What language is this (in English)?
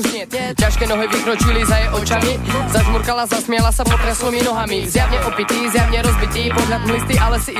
Slovak